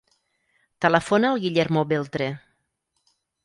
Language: Catalan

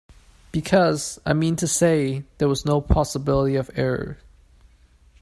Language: English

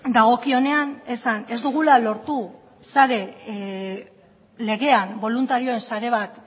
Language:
Basque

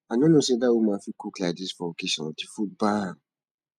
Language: Nigerian Pidgin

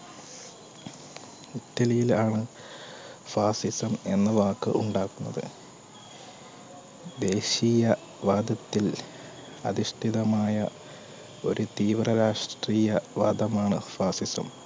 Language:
Malayalam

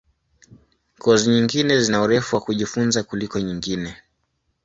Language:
Swahili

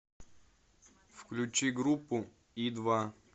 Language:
Russian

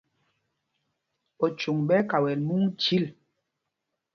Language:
Mpumpong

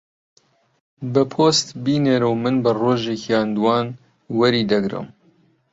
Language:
Central Kurdish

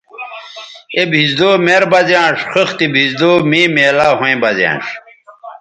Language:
Bateri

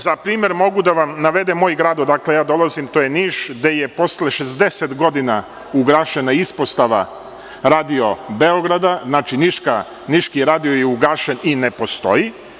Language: Serbian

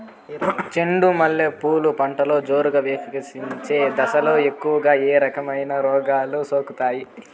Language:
Telugu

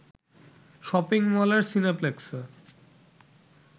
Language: Bangla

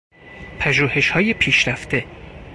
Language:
Persian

